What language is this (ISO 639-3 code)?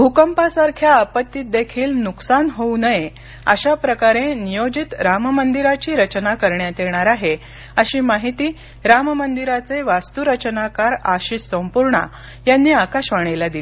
mar